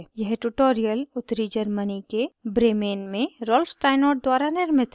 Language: Hindi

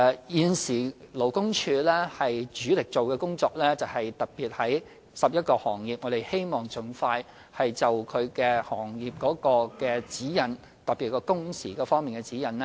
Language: Cantonese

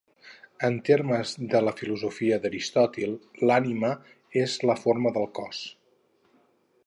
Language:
Catalan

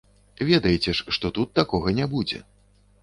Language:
Belarusian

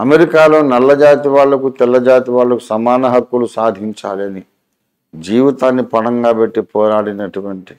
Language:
Telugu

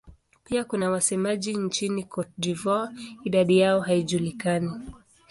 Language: Swahili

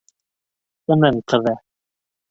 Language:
Bashkir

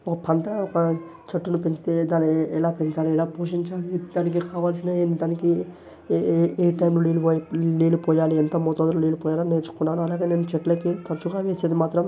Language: Telugu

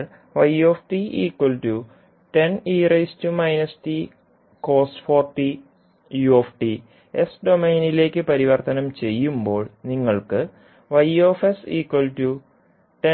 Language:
Malayalam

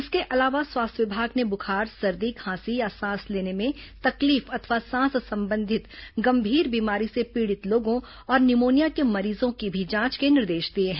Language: Hindi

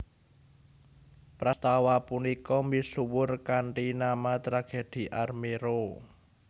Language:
Javanese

